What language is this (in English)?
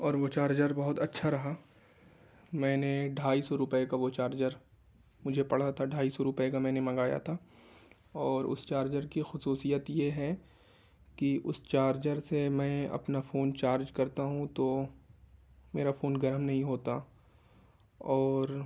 Urdu